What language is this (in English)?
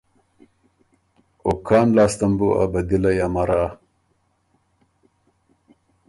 Ormuri